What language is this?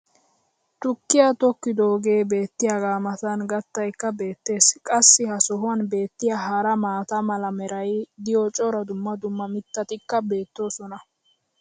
Wolaytta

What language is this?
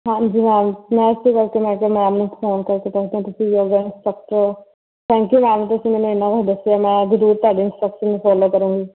Punjabi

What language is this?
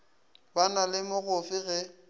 Northern Sotho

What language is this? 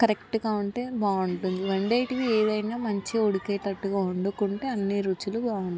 Telugu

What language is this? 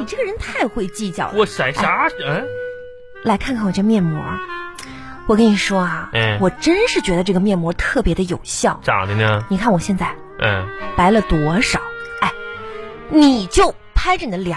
Chinese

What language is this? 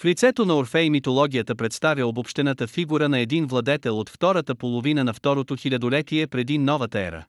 Bulgarian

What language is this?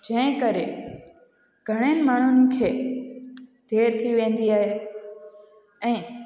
Sindhi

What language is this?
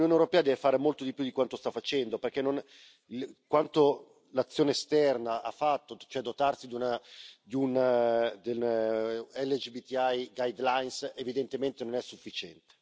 Italian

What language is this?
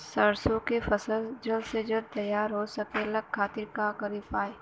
Bhojpuri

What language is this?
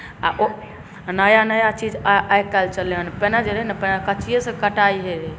Maithili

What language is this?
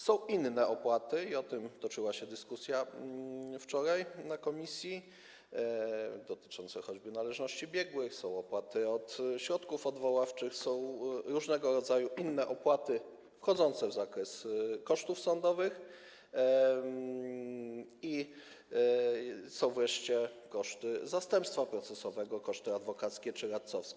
Polish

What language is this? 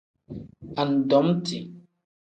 Tem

